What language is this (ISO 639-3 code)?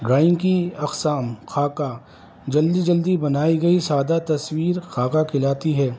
urd